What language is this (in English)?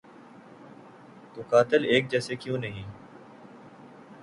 Urdu